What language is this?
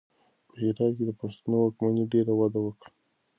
Pashto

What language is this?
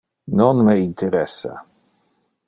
Interlingua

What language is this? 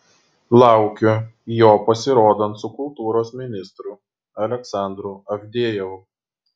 Lithuanian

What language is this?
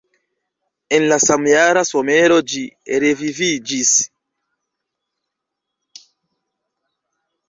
Esperanto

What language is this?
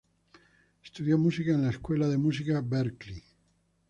Spanish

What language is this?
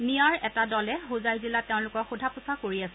Assamese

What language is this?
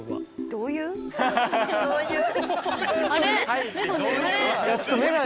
Japanese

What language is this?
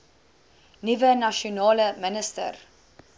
Afrikaans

